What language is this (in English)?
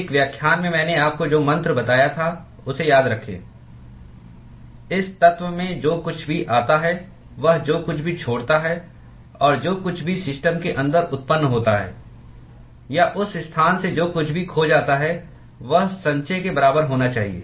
Hindi